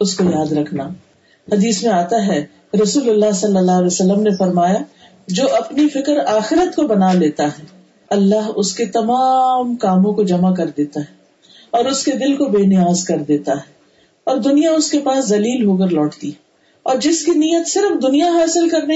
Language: Urdu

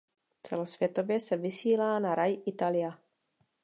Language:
Czech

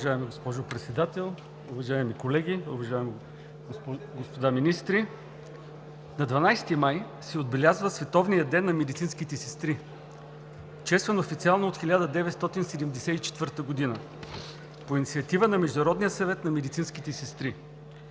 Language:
Bulgarian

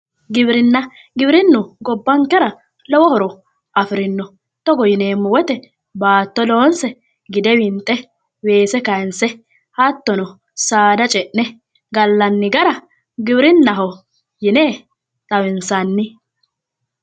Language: Sidamo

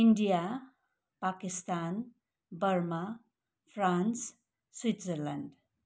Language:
Nepali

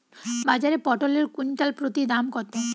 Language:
Bangla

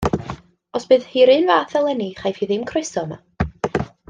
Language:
Welsh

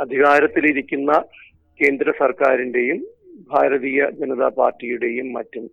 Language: Malayalam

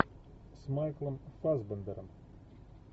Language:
Russian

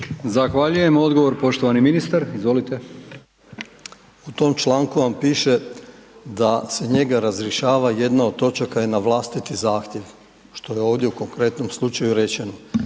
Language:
Croatian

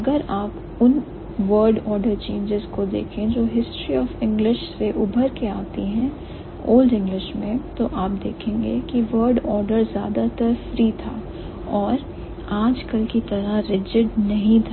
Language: Hindi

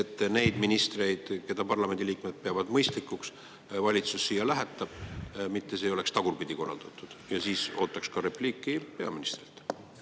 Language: Estonian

